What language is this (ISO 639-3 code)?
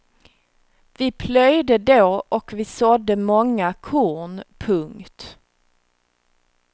swe